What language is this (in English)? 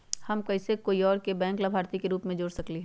Magahi